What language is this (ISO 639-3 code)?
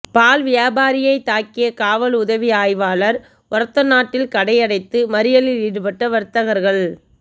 tam